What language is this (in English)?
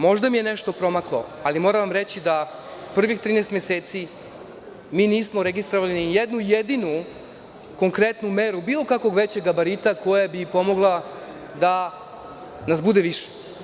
Serbian